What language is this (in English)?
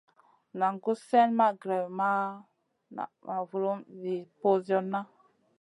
Masana